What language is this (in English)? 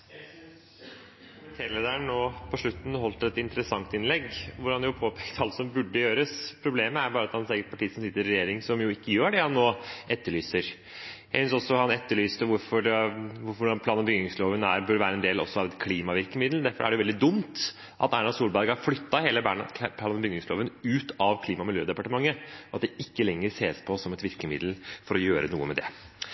Norwegian Bokmål